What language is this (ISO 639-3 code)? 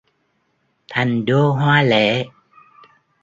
vie